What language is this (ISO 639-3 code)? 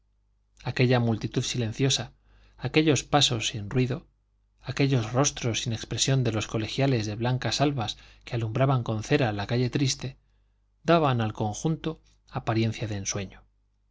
spa